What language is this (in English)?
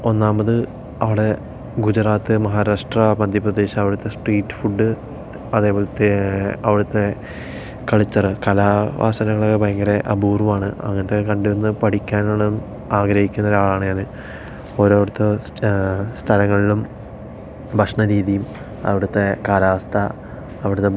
Malayalam